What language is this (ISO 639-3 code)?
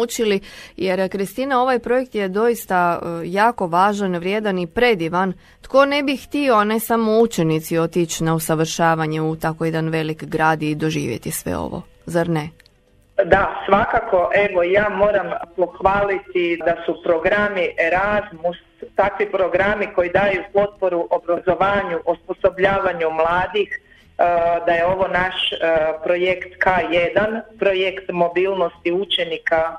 hrv